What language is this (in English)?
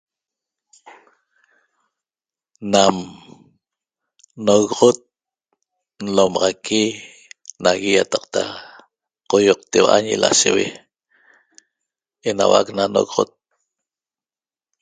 Toba